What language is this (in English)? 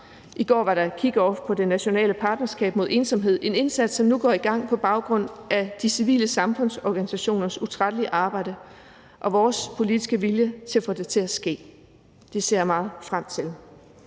Danish